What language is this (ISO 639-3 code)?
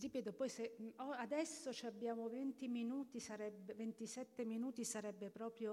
ita